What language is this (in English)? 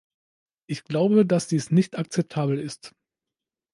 German